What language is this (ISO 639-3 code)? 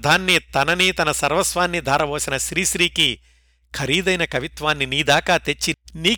tel